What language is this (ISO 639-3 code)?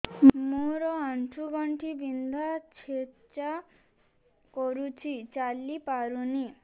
ori